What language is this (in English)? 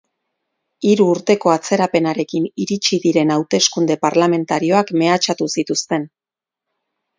Basque